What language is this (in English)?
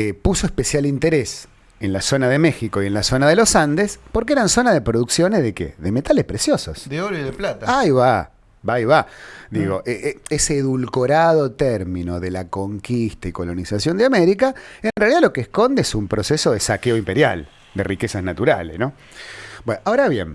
Spanish